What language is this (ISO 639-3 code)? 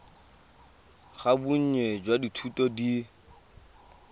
tsn